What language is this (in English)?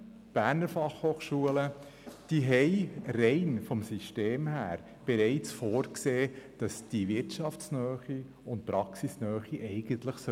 Swiss German